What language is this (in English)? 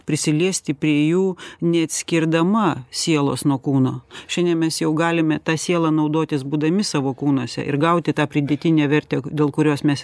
Lithuanian